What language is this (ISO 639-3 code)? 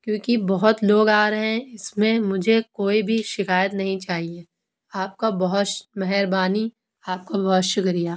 urd